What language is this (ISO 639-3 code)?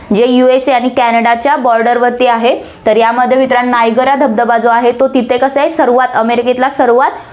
mar